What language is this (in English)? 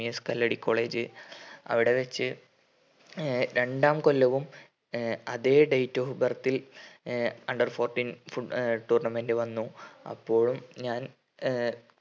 Malayalam